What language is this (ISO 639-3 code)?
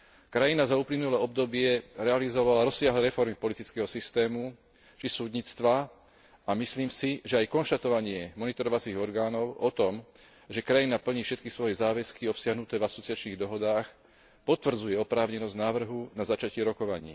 slk